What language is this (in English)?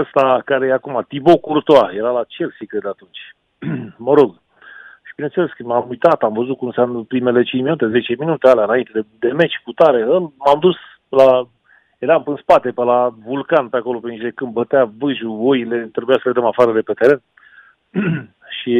Romanian